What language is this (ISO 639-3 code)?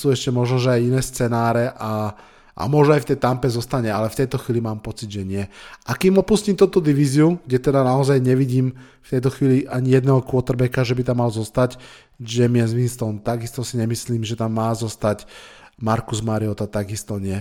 slk